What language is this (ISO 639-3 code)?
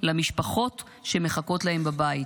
heb